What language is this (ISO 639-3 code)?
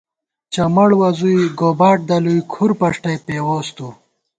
gwt